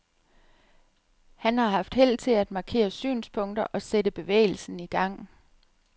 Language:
Danish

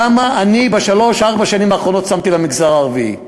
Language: Hebrew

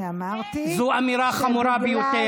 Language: Hebrew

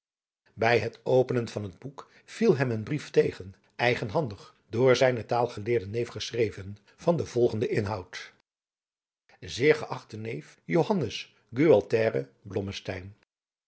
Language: Dutch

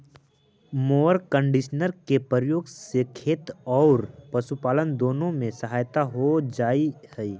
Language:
Magahi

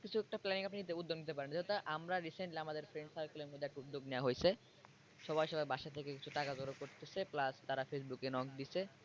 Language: Bangla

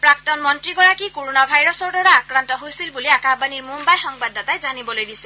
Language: Assamese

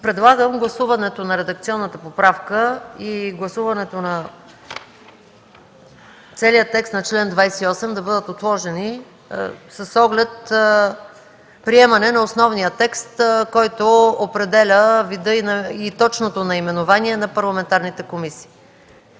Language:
Bulgarian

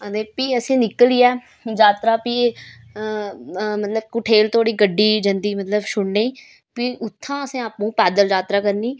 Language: Dogri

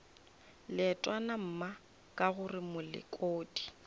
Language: Northern Sotho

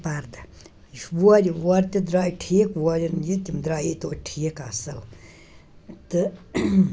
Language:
Kashmiri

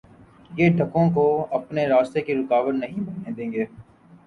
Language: Urdu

